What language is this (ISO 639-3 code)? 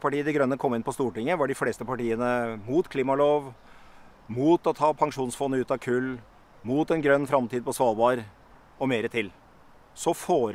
nor